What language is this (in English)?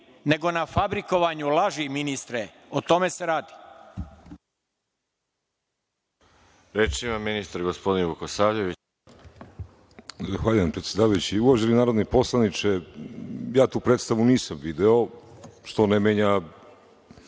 Serbian